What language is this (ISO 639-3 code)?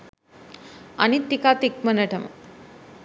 sin